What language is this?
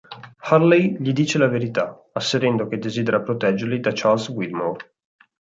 Italian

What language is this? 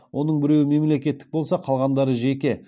Kazakh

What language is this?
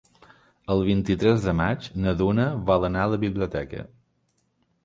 Catalan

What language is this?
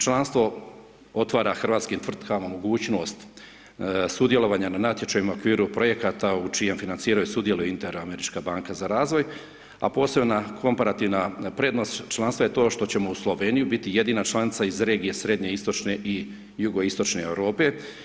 Croatian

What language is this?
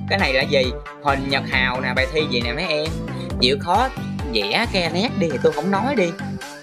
Vietnamese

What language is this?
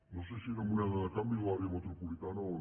Catalan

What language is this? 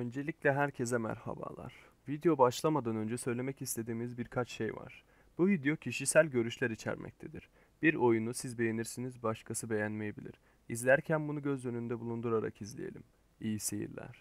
Turkish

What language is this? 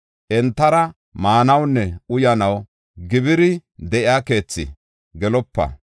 Gofa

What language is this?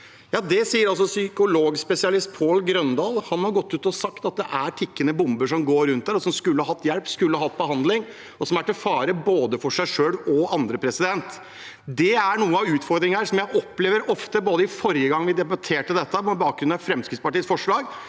Norwegian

